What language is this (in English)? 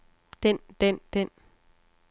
Danish